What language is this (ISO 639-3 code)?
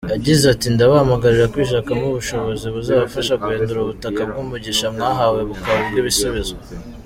kin